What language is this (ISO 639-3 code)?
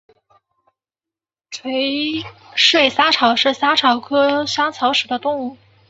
zho